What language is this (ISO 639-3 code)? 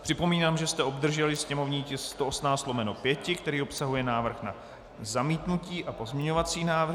ces